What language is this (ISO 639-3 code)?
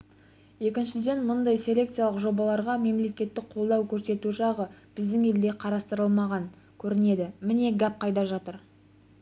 kaz